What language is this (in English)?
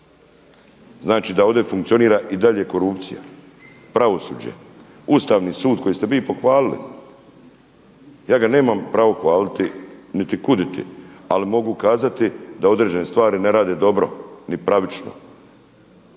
Croatian